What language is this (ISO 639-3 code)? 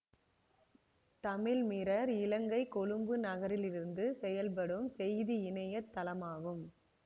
tam